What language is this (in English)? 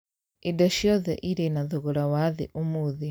Kikuyu